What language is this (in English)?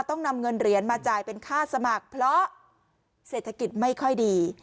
Thai